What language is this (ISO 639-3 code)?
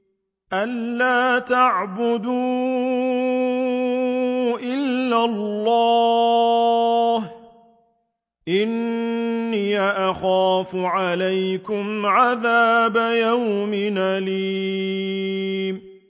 ara